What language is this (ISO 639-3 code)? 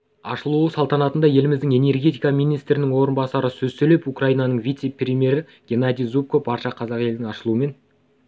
kaz